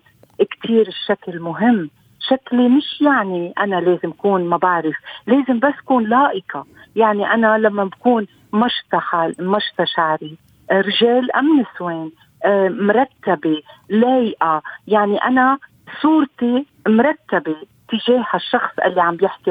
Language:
Arabic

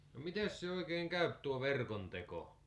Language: Finnish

